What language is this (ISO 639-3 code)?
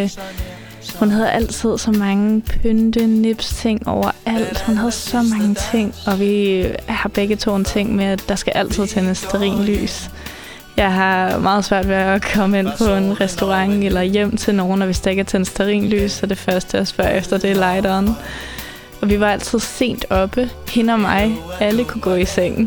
dan